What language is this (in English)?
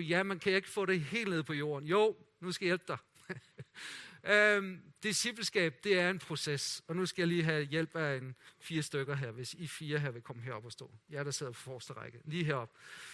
Danish